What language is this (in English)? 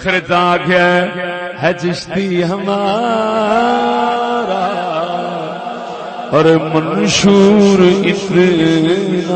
Urdu